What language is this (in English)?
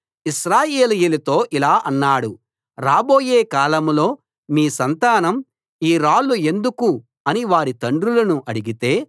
Telugu